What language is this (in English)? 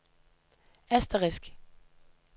Danish